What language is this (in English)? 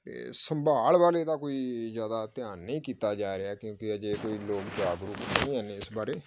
Punjabi